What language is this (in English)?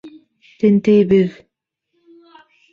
Bashkir